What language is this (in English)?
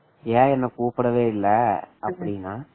Tamil